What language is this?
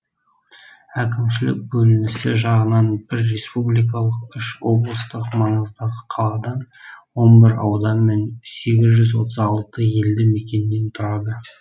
Kazakh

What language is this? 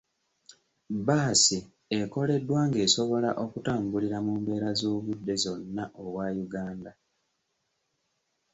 Ganda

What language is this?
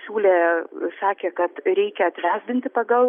Lithuanian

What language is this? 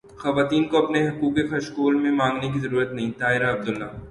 Urdu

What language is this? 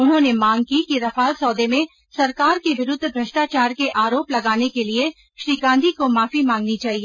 Hindi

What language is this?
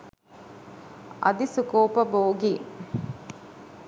Sinhala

